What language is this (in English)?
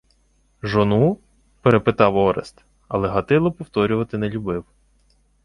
Ukrainian